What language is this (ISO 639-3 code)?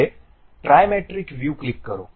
guj